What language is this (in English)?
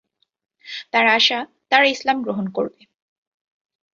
Bangla